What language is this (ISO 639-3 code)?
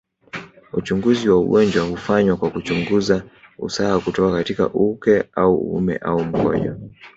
swa